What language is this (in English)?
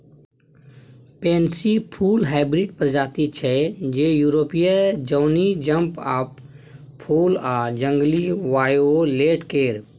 Maithili